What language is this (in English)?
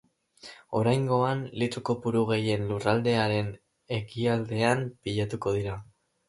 Basque